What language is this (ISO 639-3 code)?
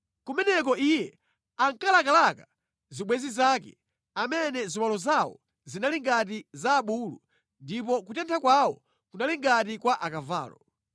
nya